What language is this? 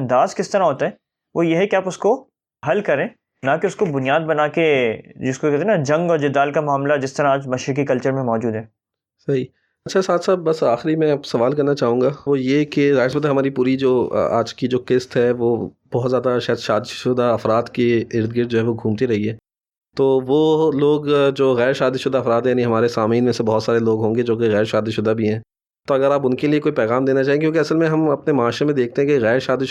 Urdu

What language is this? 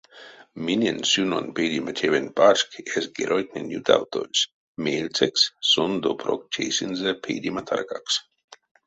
Erzya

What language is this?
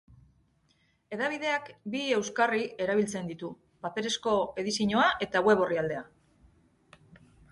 Basque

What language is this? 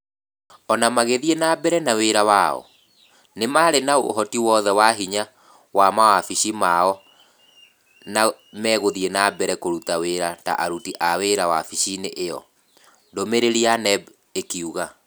Kikuyu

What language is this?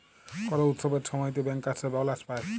Bangla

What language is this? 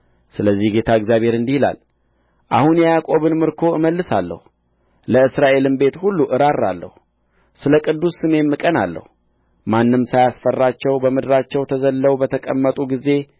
Amharic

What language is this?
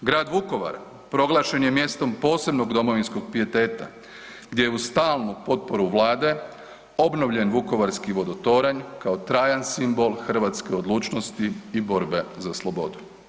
Croatian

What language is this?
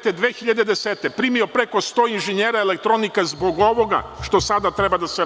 Serbian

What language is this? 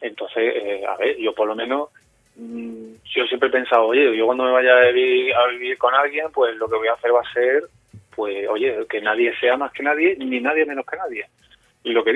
Spanish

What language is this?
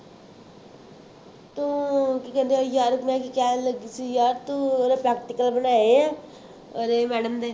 Punjabi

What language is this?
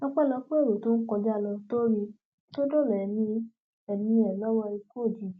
Yoruba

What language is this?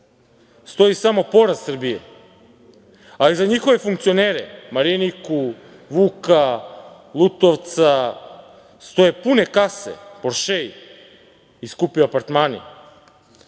Serbian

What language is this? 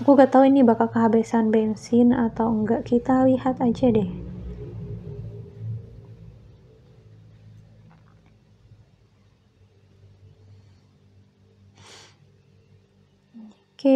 Indonesian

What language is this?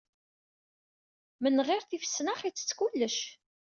Kabyle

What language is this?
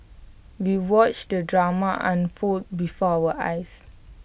English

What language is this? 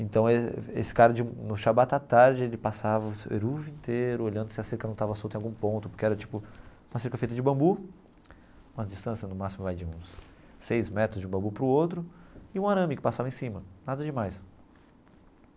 Portuguese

